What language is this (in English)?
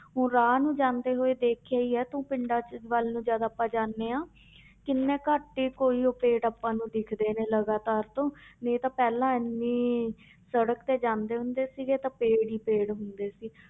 Punjabi